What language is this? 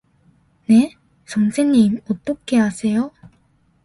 Korean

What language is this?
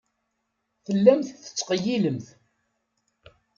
Kabyle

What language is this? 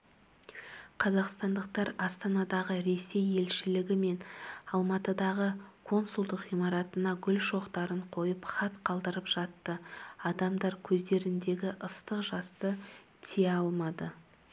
Kazakh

